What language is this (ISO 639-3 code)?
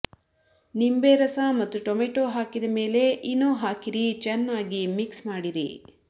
kan